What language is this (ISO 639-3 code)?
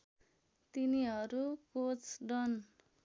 nep